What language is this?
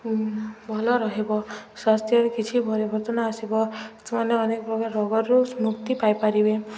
Odia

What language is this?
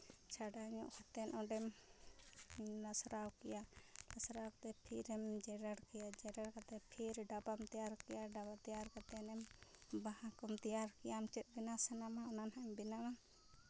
Santali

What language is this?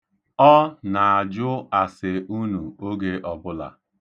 Igbo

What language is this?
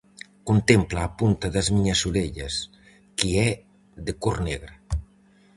Galician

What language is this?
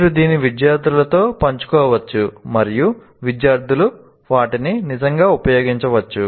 Telugu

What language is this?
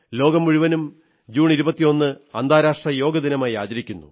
Malayalam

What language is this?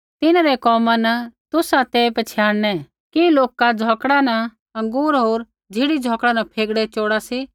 Kullu Pahari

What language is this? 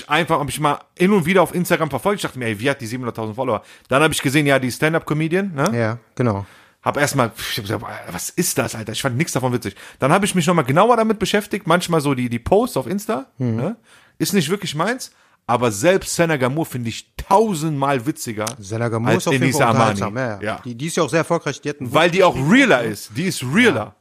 German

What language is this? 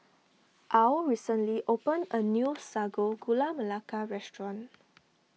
English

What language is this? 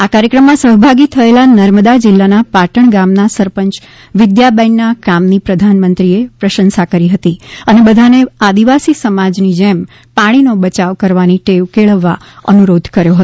Gujarati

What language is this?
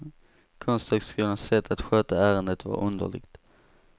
Swedish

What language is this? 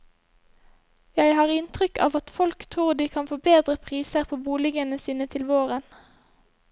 Norwegian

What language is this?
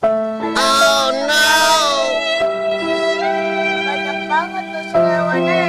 Indonesian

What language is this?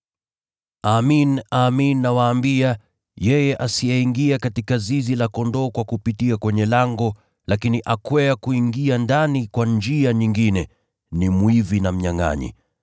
Swahili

